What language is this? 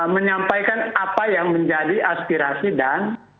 Indonesian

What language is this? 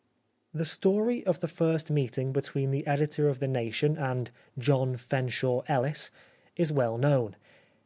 English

